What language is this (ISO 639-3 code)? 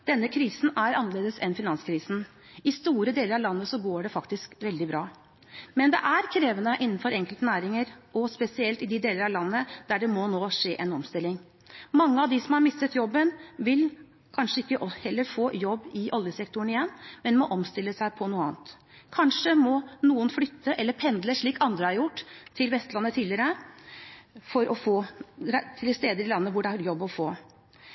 nob